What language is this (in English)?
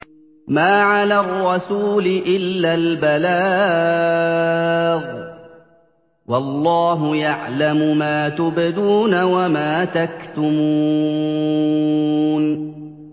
Arabic